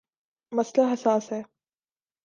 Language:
Urdu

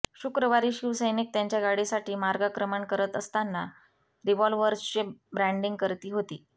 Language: Marathi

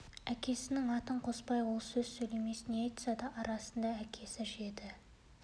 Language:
Kazakh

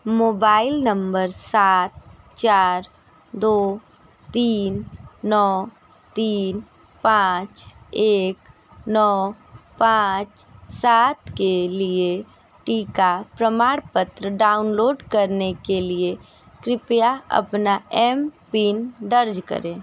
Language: Hindi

